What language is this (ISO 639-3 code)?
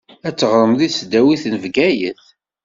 kab